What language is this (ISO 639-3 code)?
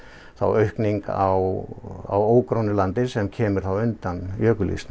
isl